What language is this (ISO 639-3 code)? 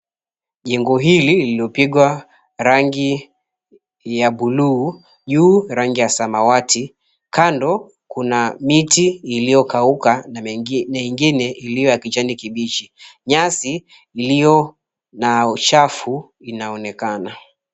swa